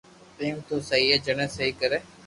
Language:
Loarki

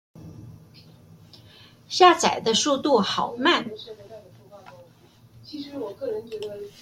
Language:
Chinese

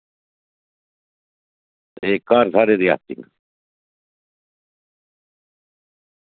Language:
Dogri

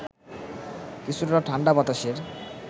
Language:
Bangla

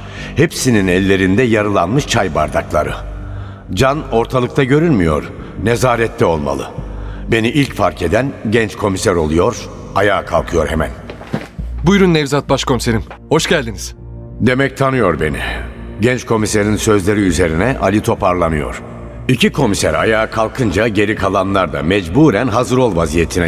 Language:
Turkish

